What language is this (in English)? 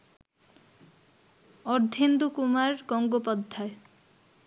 Bangla